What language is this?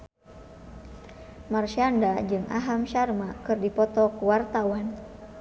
Sundanese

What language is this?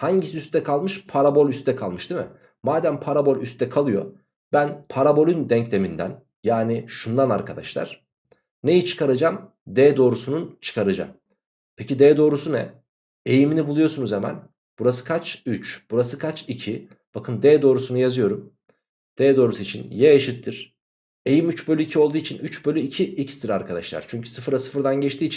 Turkish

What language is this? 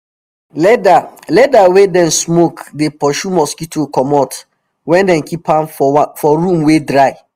Nigerian Pidgin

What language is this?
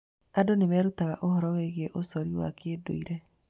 Kikuyu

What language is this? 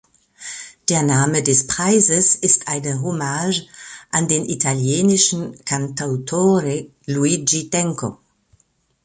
German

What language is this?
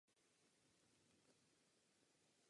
Czech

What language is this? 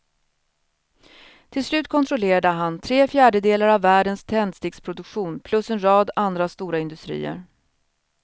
Swedish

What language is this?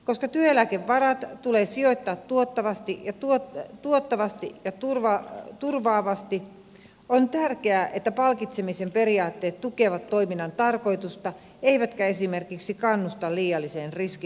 Finnish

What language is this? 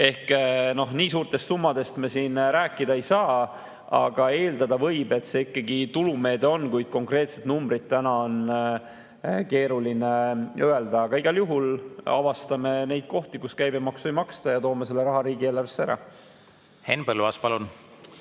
Estonian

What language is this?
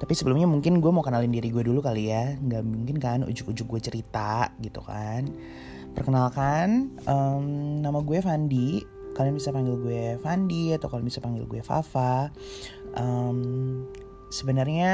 Indonesian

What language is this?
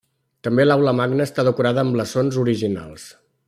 Catalan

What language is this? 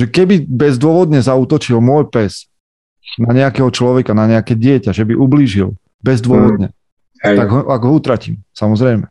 Slovak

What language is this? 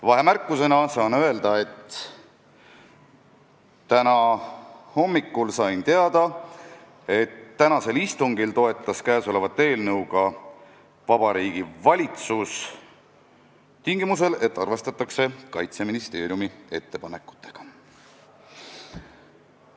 Estonian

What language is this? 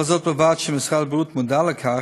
Hebrew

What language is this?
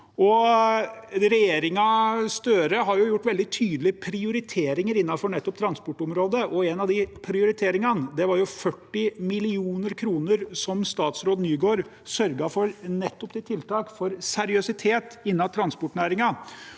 Norwegian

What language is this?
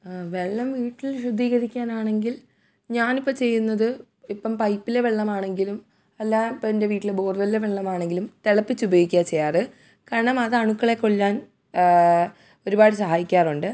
Malayalam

